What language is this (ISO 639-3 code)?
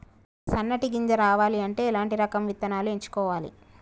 tel